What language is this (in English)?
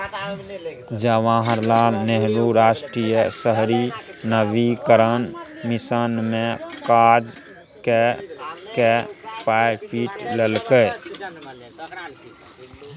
Maithili